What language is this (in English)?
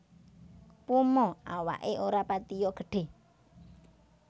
Javanese